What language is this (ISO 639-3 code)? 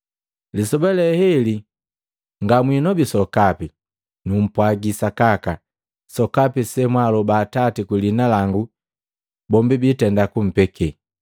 mgv